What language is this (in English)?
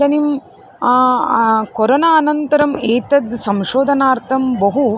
Sanskrit